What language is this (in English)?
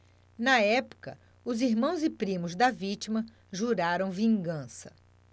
Portuguese